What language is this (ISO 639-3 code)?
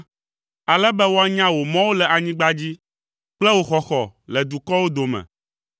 ewe